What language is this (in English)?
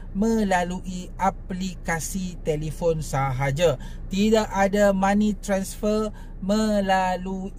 Malay